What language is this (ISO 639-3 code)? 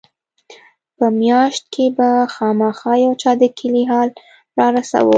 pus